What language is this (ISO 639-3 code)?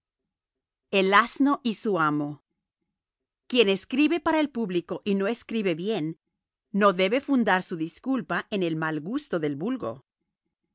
spa